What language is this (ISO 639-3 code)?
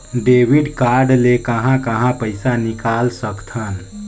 hne